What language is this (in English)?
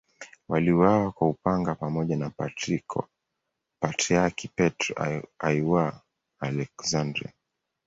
Swahili